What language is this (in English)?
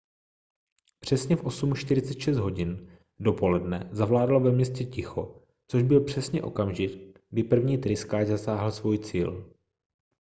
Czech